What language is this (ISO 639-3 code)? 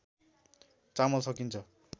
nep